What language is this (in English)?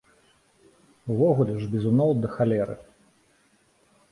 Belarusian